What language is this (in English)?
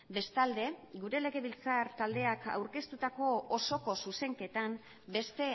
Basque